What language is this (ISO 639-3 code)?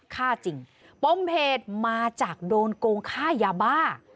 tha